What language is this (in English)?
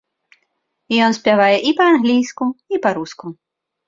Belarusian